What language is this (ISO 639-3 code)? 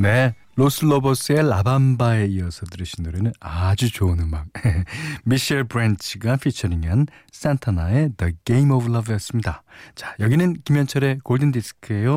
kor